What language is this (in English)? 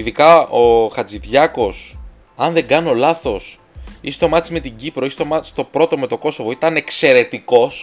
Greek